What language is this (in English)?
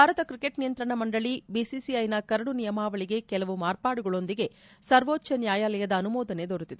Kannada